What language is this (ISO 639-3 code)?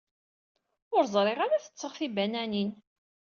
kab